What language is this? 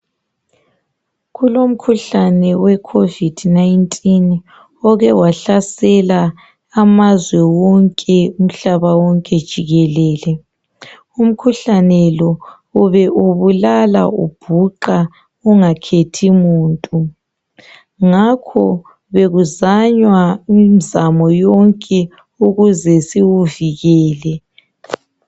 North Ndebele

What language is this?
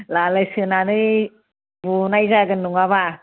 Bodo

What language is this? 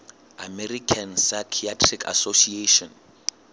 Southern Sotho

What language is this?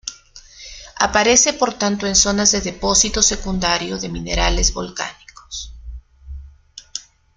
Spanish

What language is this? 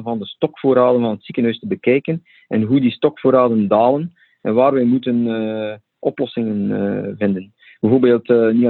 Dutch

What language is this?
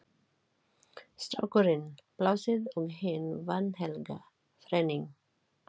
Icelandic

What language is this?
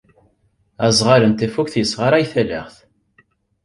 Kabyle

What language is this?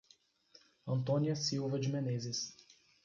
Portuguese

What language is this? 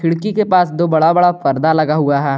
Hindi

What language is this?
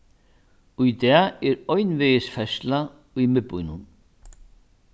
Faroese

